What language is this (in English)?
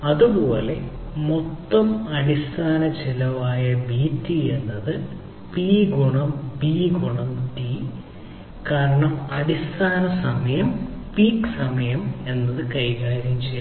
Malayalam